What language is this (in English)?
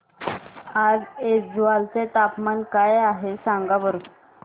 Marathi